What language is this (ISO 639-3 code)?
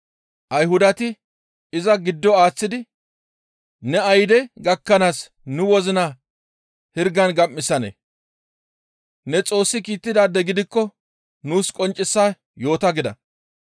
gmv